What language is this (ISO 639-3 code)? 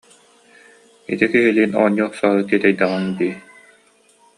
sah